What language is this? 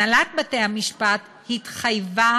Hebrew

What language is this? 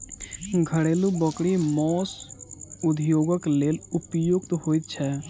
Maithili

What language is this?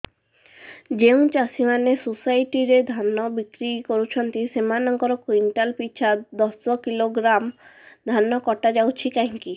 Odia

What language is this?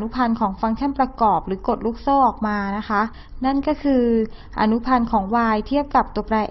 Thai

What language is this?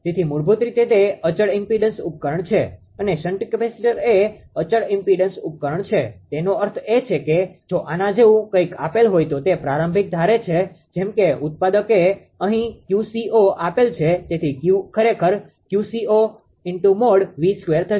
Gujarati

